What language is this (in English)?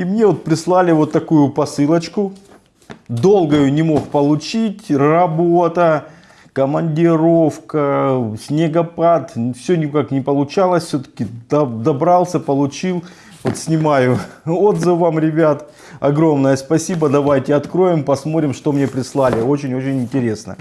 Russian